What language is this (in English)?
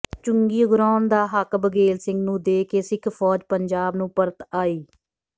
Punjabi